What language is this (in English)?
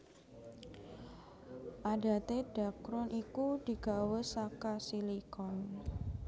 Javanese